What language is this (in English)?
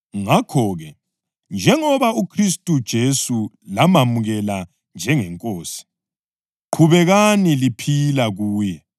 North Ndebele